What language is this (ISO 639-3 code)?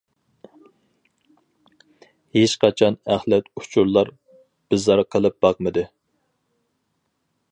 uig